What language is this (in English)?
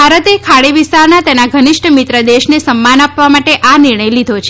Gujarati